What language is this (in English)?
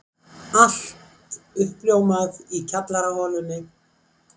Icelandic